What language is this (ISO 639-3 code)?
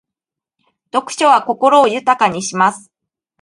jpn